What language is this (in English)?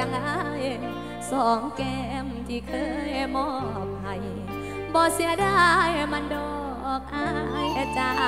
Thai